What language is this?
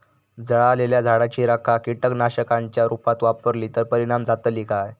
Marathi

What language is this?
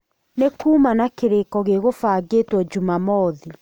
Kikuyu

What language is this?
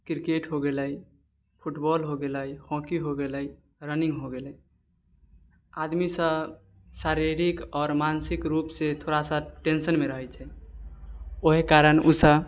Maithili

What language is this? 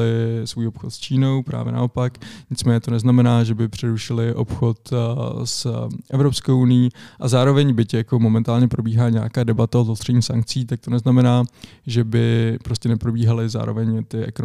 Czech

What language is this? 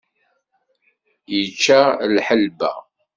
Kabyle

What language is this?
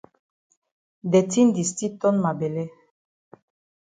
Cameroon Pidgin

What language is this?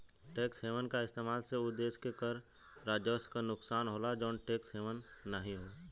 Bhojpuri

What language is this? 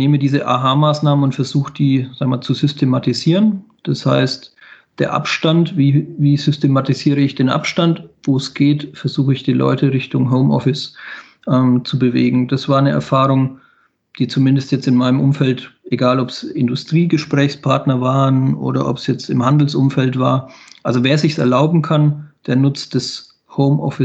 German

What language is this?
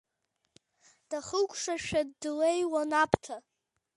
Abkhazian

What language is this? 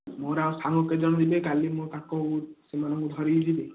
Odia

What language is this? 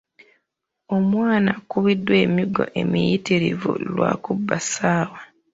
Ganda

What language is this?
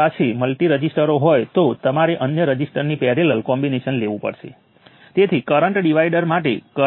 Gujarati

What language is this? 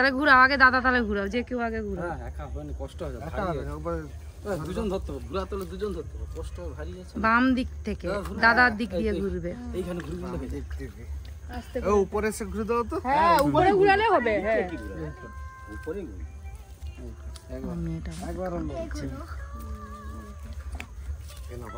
Arabic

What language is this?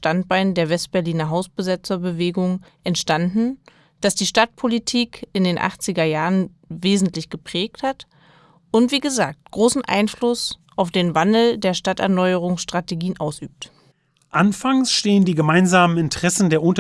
German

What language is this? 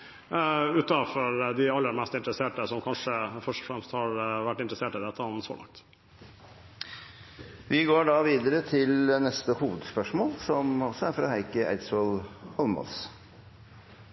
Norwegian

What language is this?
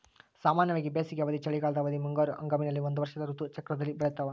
Kannada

